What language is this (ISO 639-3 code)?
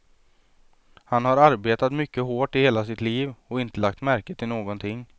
swe